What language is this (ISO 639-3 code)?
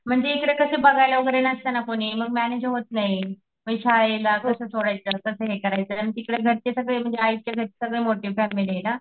mar